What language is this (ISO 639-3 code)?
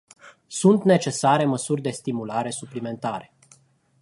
ron